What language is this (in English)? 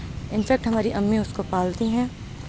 Urdu